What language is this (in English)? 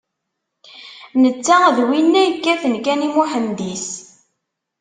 Kabyle